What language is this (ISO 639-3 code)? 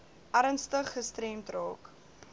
afr